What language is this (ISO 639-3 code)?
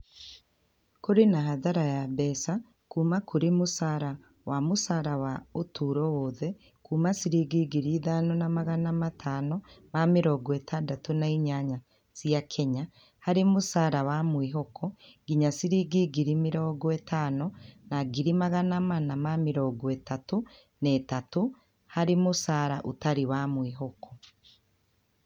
kik